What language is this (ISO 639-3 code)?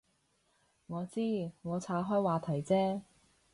yue